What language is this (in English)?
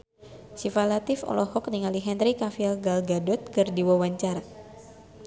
Sundanese